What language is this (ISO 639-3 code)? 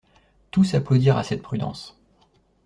fra